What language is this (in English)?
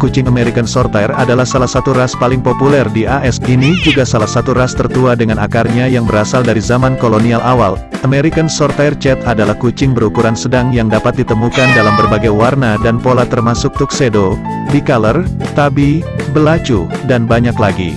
Indonesian